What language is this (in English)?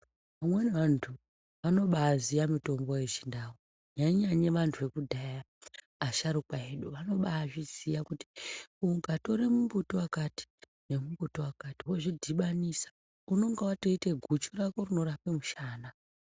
Ndau